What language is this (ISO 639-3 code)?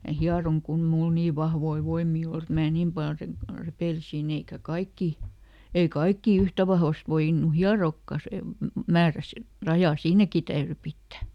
fin